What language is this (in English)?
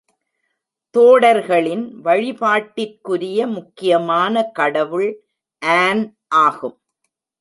Tamil